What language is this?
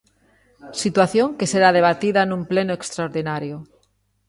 Galician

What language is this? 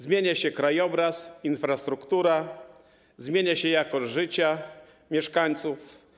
Polish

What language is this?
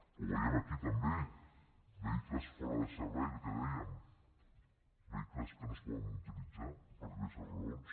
Catalan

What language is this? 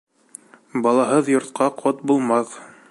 Bashkir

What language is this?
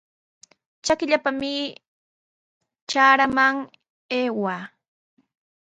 Sihuas Ancash Quechua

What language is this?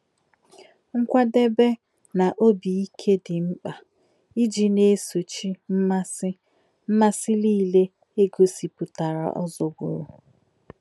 Igbo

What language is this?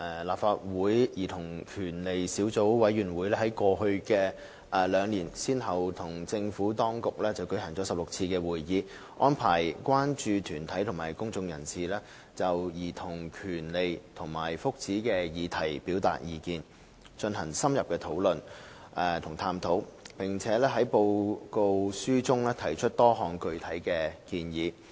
Cantonese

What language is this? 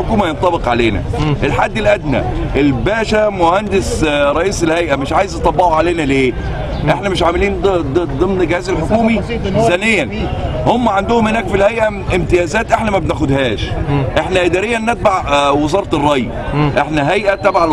Arabic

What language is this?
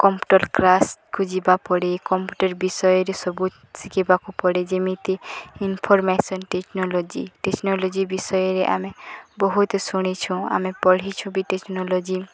Odia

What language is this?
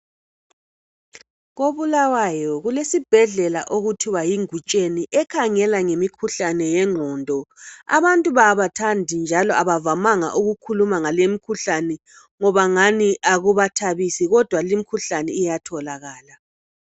North Ndebele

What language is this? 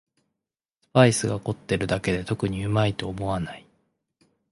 Japanese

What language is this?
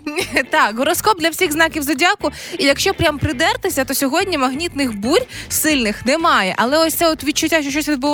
Ukrainian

